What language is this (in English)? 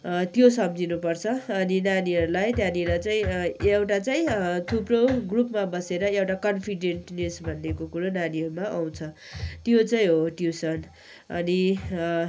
Nepali